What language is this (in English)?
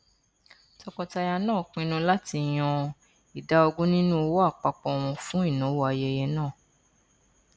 Yoruba